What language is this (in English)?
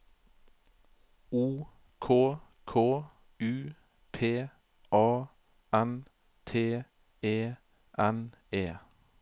Norwegian